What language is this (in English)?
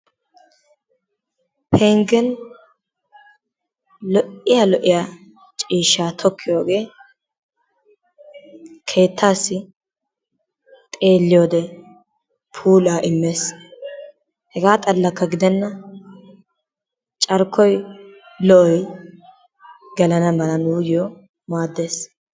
Wolaytta